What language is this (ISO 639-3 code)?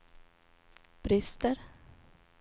swe